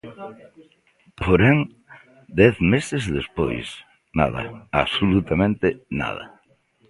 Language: Galician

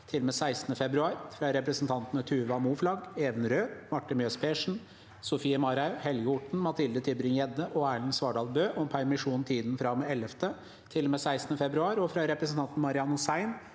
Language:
Norwegian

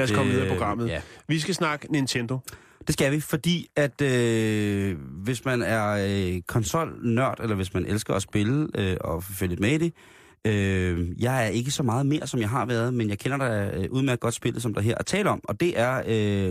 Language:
Danish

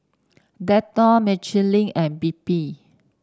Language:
English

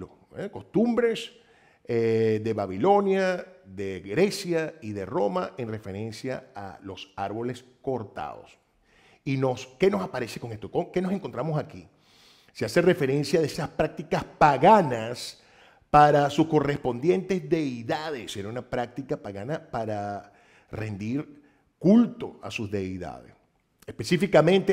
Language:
Spanish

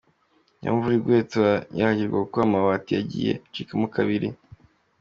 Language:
Kinyarwanda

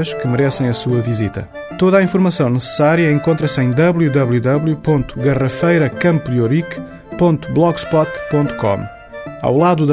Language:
Portuguese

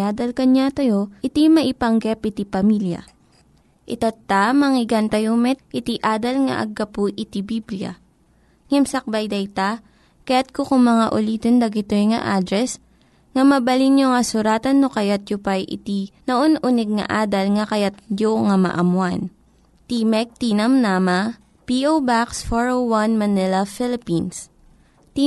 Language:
Filipino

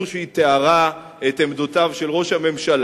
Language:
Hebrew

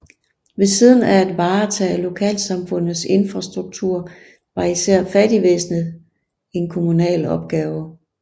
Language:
Danish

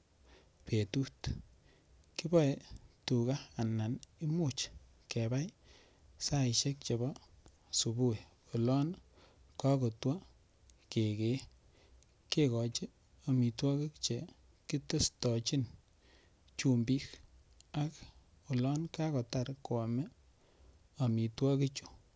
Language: Kalenjin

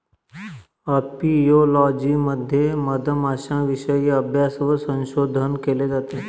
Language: Marathi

